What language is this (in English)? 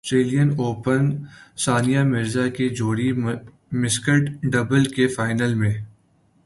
Urdu